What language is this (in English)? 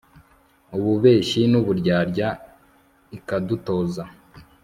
Kinyarwanda